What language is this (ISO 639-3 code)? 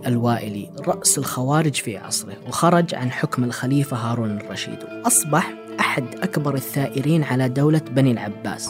ara